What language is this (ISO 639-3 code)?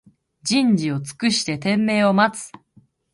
jpn